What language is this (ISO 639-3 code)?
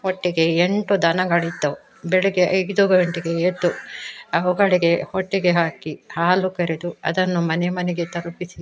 kan